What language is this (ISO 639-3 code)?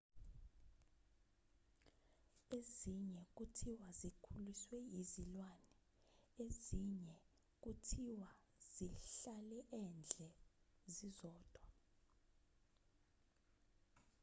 zul